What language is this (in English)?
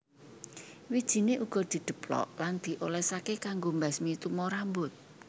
Javanese